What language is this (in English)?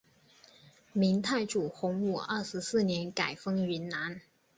Chinese